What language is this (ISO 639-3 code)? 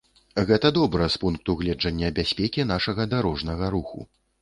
bel